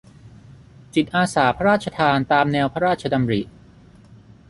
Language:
Thai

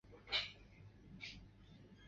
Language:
Chinese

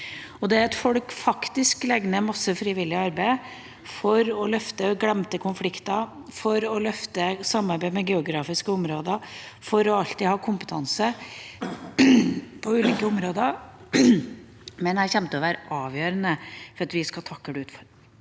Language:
Norwegian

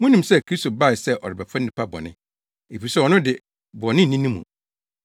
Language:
Akan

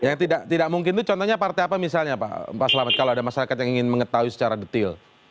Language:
Indonesian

